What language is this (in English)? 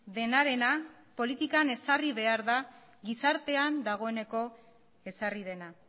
Basque